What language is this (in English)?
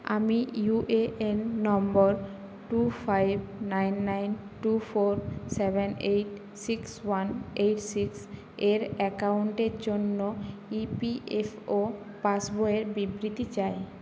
Bangla